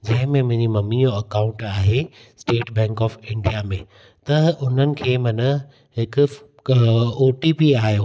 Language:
Sindhi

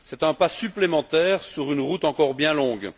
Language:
French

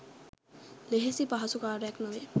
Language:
Sinhala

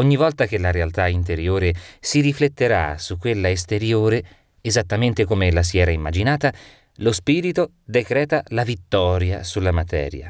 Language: Italian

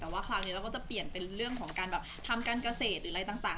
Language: Thai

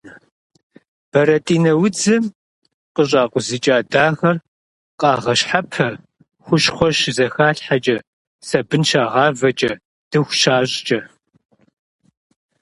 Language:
Kabardian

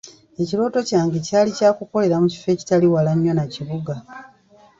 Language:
Ganda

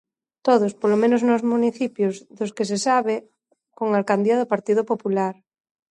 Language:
Galician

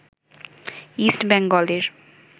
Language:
Bangla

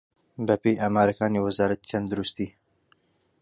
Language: Central Kurdish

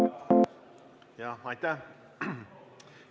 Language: Estonian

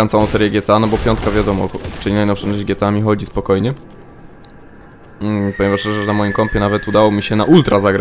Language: Polish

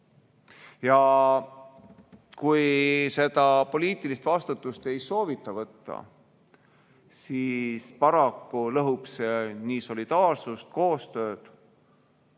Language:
Estonian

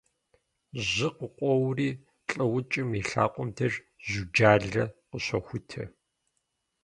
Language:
Kabardian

